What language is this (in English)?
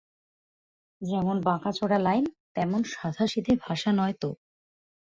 Bangla